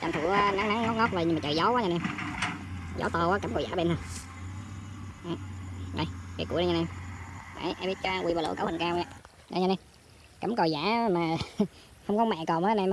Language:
Vietnamese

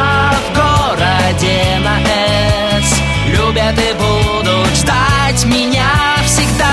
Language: Russian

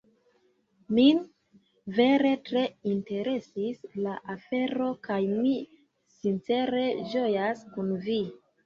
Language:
Esperanto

